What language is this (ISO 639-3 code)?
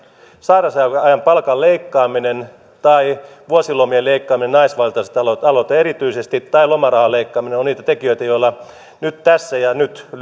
fin